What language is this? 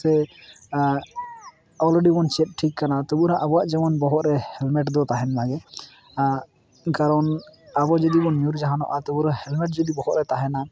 Santali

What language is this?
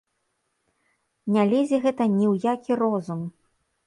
Belarusian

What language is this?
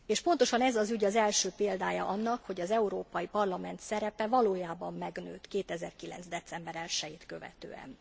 Hungarian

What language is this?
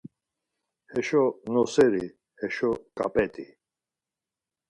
Laz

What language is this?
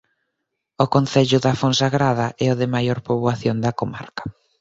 Galician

